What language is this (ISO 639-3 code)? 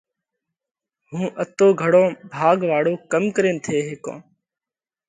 kvx